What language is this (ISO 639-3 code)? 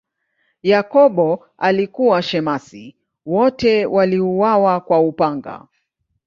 swa